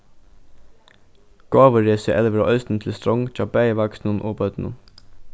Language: Faroese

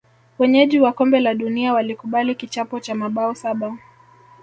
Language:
Swahili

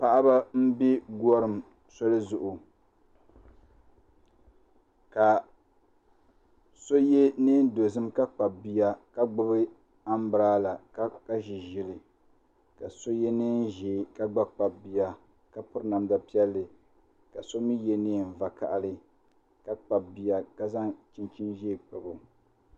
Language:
Dagbani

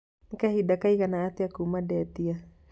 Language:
Kikuyu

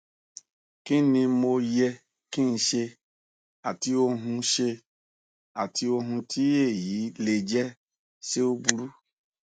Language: Yoruba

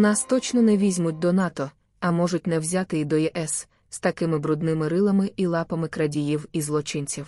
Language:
Ukrainian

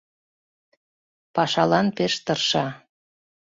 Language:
Mari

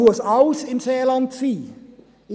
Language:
Swiss German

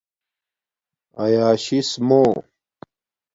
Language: Domaaki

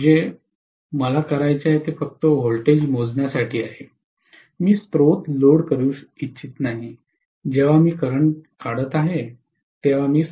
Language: Marathi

